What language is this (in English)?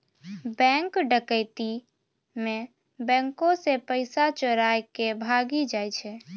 Maithili